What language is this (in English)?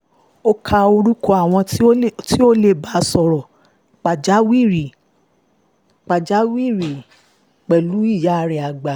Yoruba